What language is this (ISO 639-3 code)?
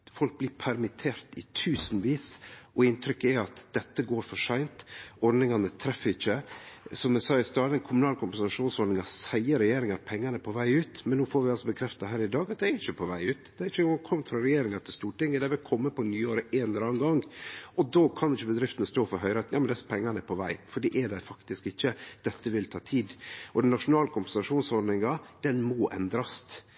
nno